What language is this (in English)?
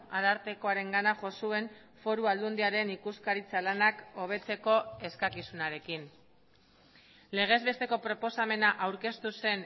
Basque